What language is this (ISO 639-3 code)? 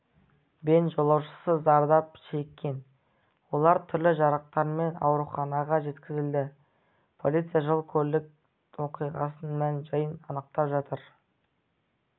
kaz